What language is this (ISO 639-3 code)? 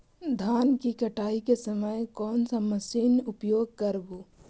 mag